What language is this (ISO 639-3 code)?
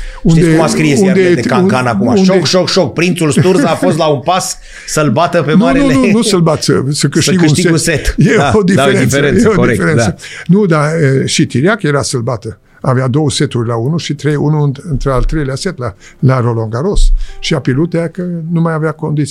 ron